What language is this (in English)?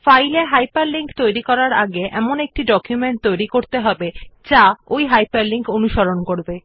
Bangla